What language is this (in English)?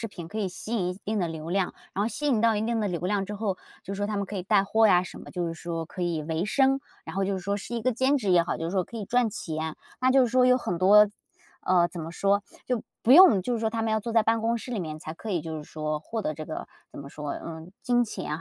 Chinese